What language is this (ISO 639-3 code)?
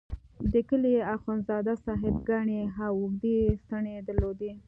pus